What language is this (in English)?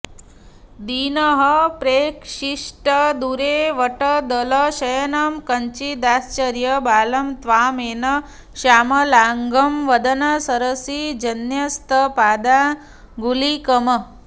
Sanskrit